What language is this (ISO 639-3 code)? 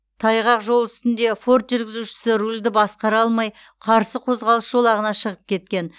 kaz